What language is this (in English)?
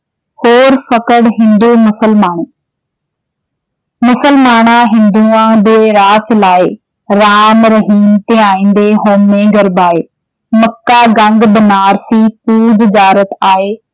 Punjabi